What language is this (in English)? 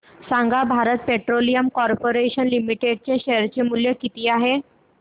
Marathi